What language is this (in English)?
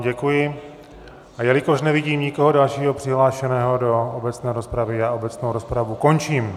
Czech